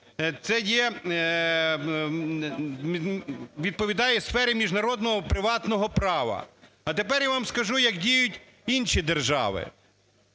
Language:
Ukrainian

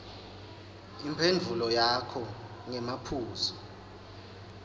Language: Swati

